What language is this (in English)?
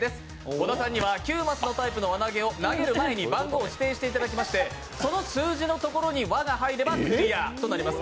Japanese